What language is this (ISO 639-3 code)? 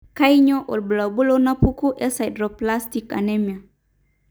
mas